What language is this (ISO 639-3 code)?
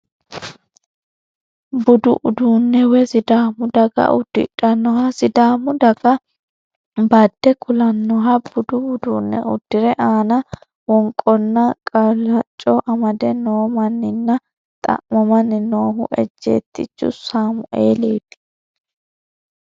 sid